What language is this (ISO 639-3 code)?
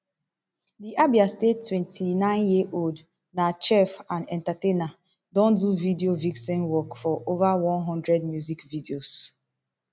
pcm